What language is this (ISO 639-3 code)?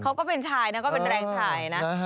tha